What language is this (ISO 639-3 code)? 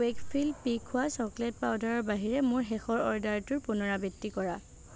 asm